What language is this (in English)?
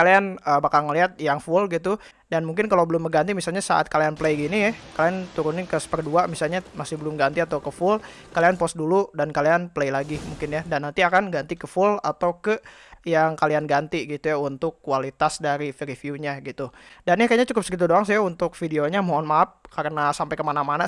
Indonesian